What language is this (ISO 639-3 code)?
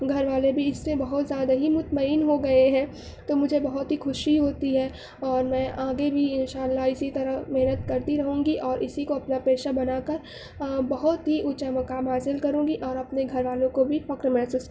urd